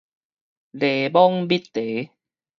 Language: Min Nan Chinese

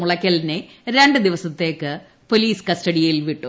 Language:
Malayalam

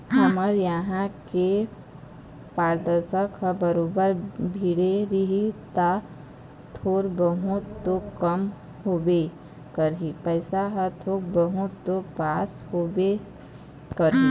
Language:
Chhattisgarhi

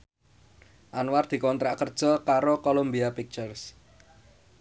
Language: Javanese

